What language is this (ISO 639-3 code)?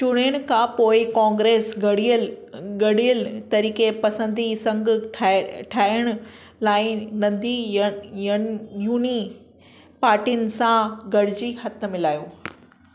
snd